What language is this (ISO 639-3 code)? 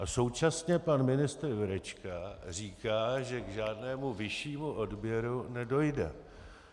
ces